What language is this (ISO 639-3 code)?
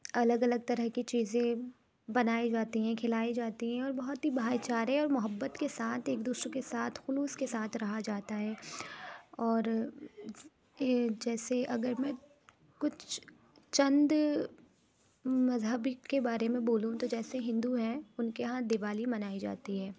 urd